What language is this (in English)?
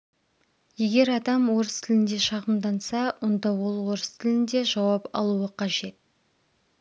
Kazakh